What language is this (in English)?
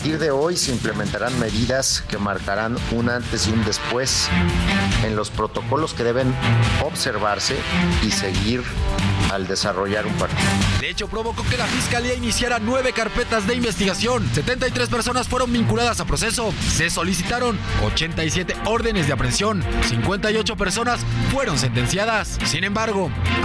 Spanish